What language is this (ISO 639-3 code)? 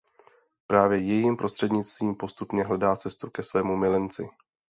ces